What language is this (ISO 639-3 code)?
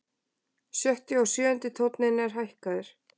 isl